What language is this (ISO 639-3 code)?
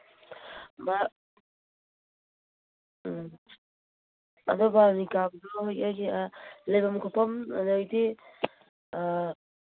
mni